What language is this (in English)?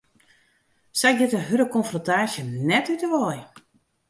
Western Frisian